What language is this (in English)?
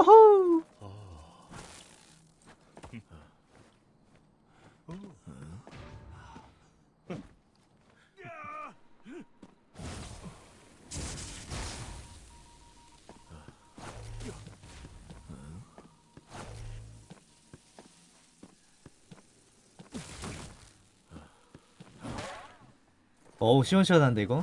Korean